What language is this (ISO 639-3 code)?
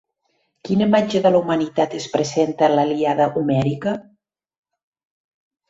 cat